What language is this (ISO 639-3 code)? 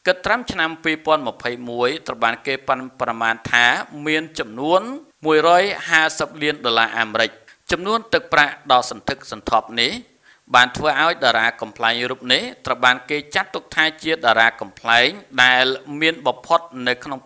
vie